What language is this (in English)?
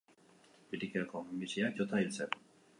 Basque